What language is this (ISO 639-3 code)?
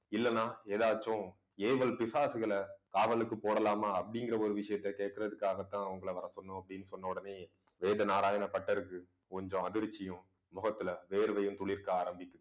tam